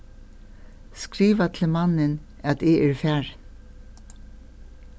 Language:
Faroese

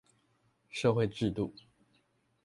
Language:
Chinese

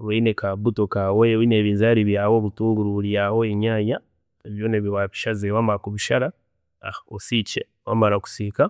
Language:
Chiga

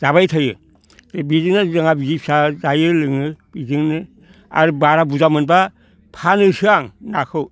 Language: Bodo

